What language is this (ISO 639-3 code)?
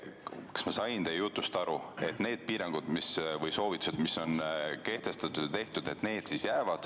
est